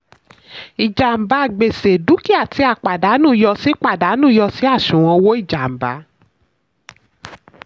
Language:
Yoruba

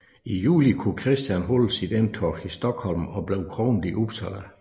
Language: Danish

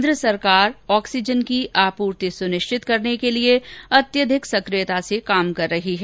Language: Hindi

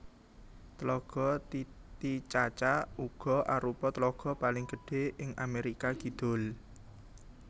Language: Javanese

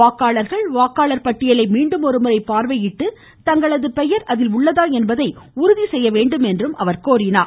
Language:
Tamil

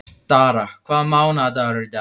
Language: Icelandic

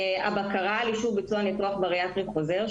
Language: Hebrew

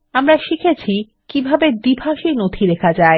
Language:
Bangla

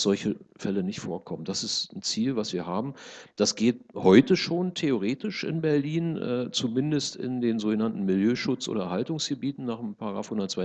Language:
German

